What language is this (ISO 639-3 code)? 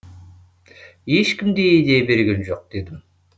kaz